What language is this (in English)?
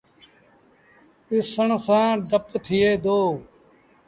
Sindhi Bhil